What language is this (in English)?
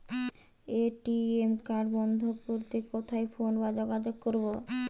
Bangla